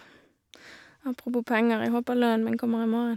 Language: Norwegian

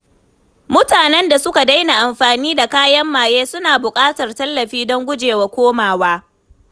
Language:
Hausa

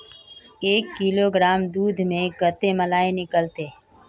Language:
Magahi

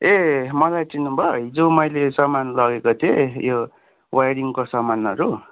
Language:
Nepali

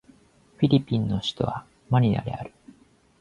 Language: Japanese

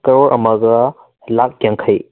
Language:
Manipuri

